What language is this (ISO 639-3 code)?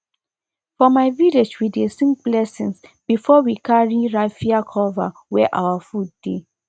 pcm